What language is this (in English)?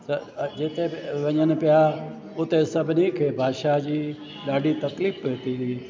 Sindhi